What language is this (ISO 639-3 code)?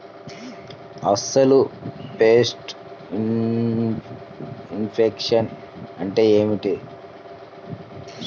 tel